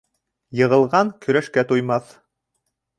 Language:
Bashkir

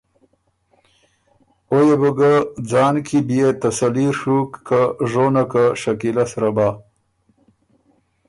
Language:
Ormuri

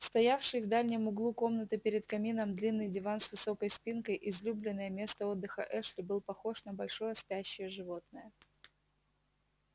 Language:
Russian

